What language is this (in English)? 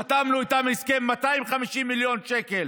Hebrew